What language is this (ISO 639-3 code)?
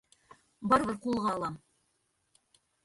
bak